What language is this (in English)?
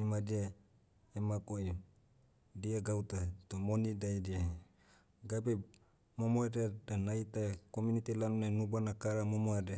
Motu